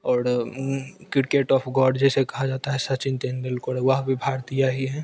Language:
Hindi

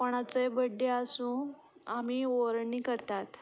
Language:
Konkani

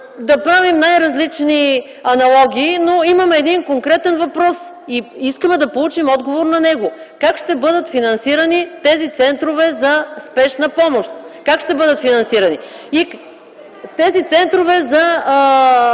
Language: Bulgarian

